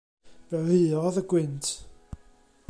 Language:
Welsh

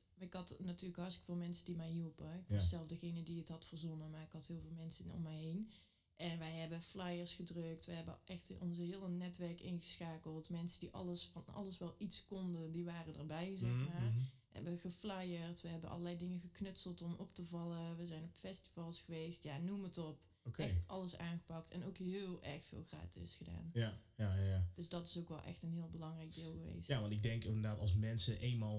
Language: Dutch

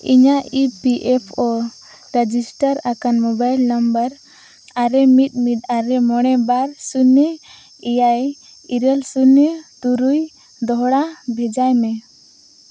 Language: Santali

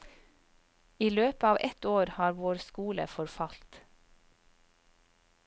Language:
Norwegian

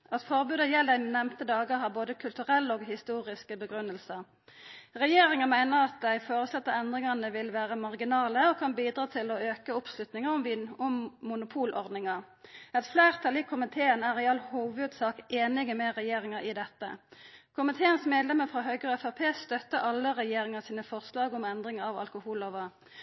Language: Norwegian Nynorsk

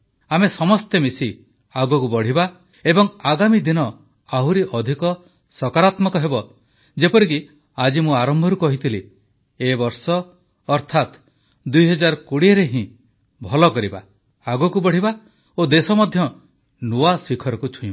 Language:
Odia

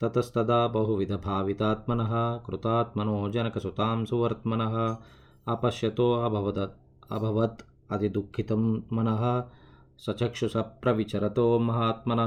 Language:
Telugu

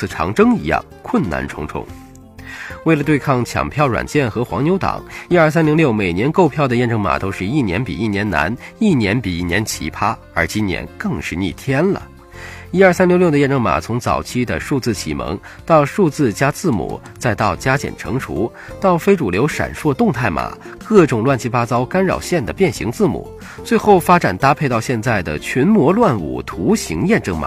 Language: Chinese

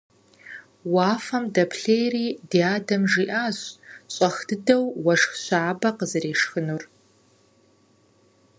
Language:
Kabardian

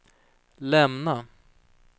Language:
Swedish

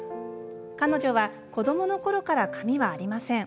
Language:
Japanese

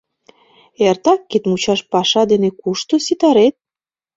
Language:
Mari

